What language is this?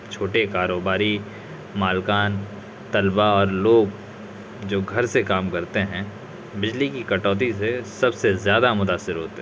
Urdu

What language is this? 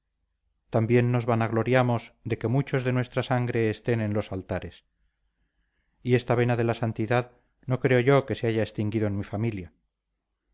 Spanish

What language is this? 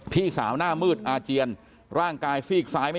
Thai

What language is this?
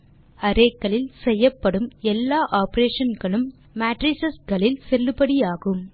Tamil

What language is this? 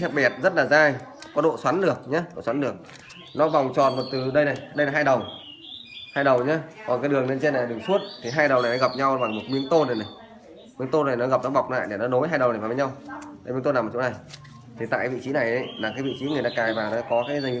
Vietnamese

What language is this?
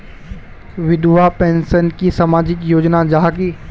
Magahi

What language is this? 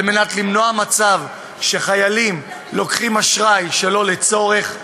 Hebrew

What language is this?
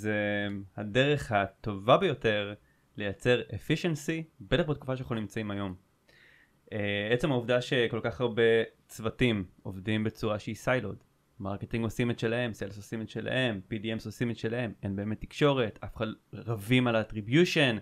Hebrew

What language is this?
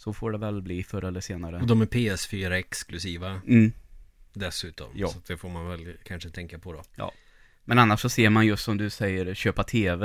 Swedish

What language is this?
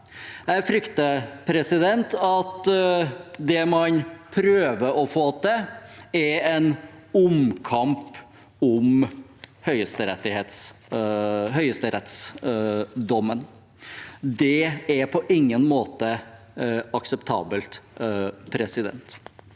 Norwegian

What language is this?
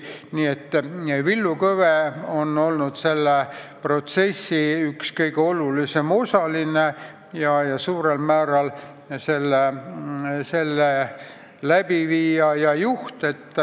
Estonian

